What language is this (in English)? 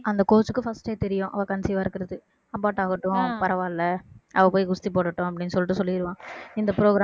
Tamil